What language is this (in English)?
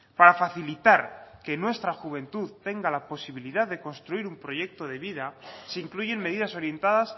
Spanish